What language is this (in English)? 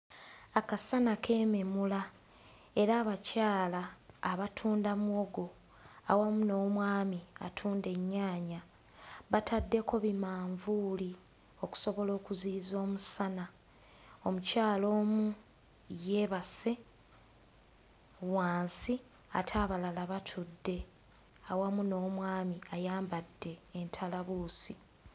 Ganda